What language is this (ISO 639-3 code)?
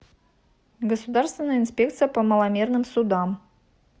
rus